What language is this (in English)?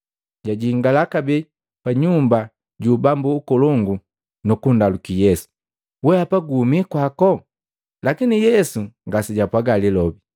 Matengo